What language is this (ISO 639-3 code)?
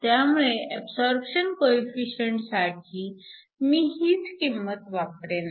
mar